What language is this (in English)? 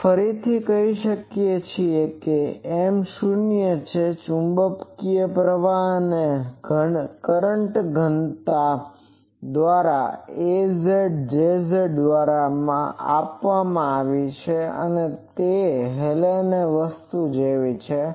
Gujarati